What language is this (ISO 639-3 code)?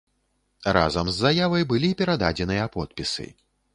bel